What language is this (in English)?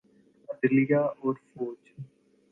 Urdu